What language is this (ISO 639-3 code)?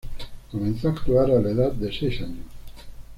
spa